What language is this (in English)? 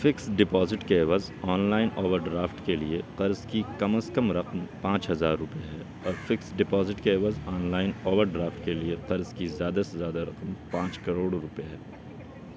Urdu